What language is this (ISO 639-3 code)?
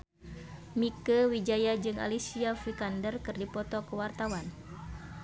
sun